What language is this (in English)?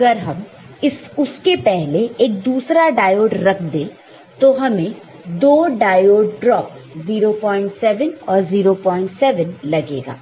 Hindi